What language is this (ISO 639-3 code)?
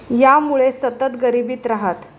mar